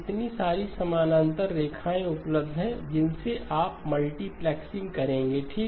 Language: Hindi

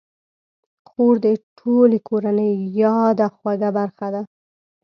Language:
Pashto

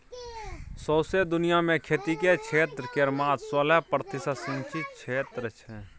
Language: Maithili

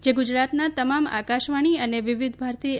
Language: Gujarati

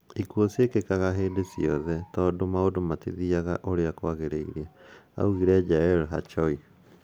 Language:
Kikuyu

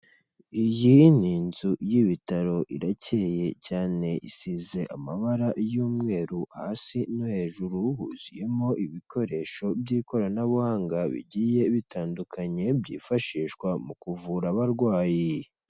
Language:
Kinyarwanda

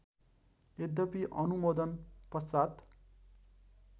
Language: Nepali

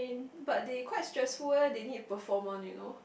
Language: English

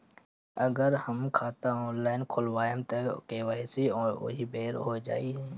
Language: Bhojpuri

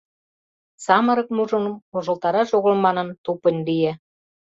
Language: Mari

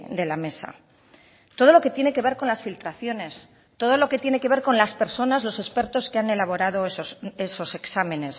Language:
Spanish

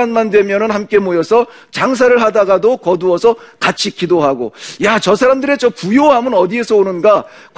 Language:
Korean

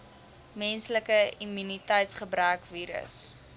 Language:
Afrikaans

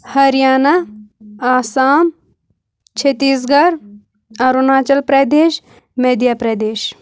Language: Kashmiri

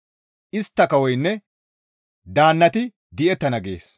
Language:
Gamo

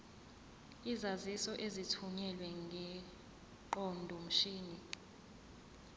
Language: Zulu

